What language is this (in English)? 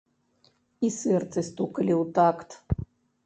Belarusian